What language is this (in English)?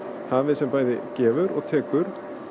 Icelandic